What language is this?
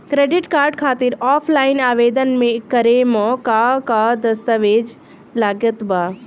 Bhojpuri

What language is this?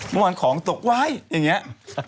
Thai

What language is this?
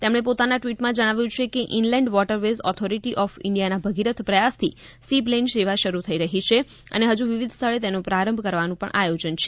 Gujarati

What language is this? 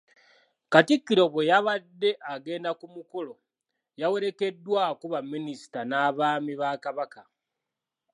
Ganda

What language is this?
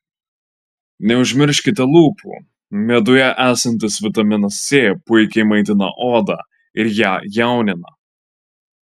Lithuanian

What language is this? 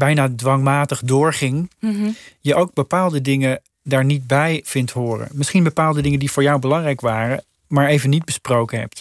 Dutch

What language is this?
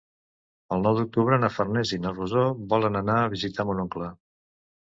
Catalan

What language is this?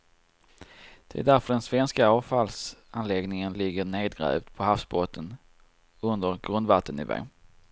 Swedish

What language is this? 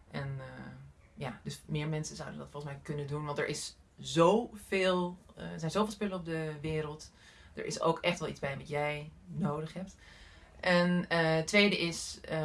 Dutch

